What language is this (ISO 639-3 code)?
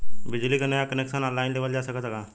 bho